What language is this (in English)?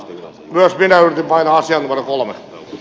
Finnish